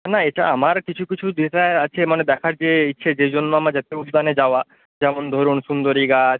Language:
Bangla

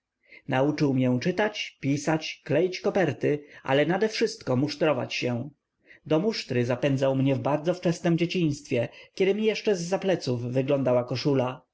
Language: Polish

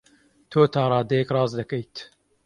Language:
Central Kurdish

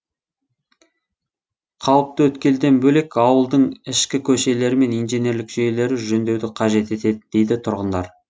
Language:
Kazakh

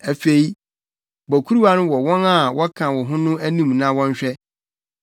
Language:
Akan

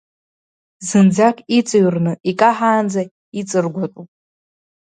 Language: Abkhazian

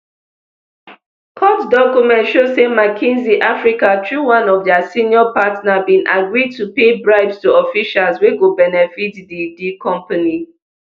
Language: Nigerian Pidgin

